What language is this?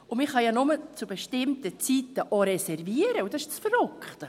Swiss German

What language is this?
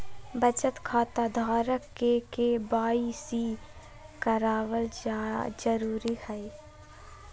Magahi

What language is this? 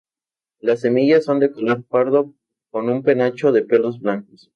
Spanish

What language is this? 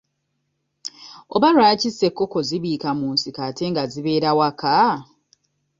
Ganda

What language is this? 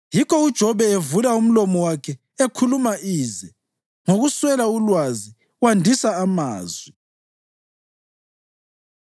North Ndebele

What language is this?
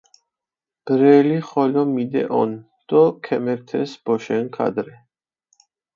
Mingrelian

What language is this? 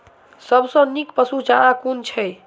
Maithili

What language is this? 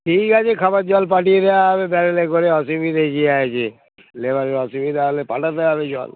Bangla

